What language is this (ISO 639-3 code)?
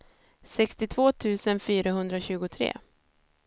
swe